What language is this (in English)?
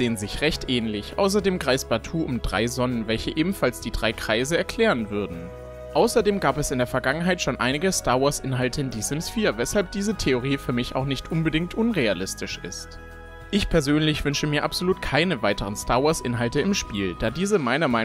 German